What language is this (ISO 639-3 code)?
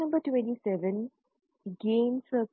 hin